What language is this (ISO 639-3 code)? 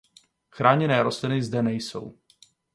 ces